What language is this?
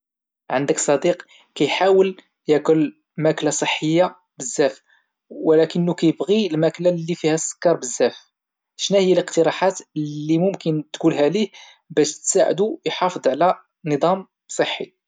Moroccan Arabic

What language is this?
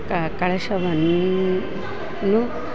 Kannada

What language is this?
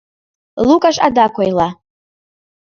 Mari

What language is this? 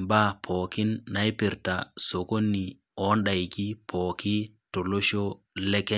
Masai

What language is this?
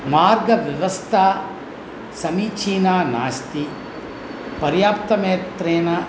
Sanskrit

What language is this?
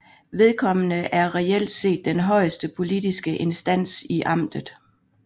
Danish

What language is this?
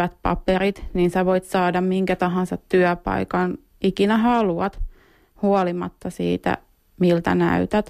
Finnish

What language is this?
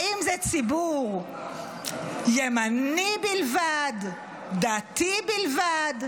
Hebrew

